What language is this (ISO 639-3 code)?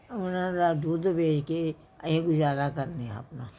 pan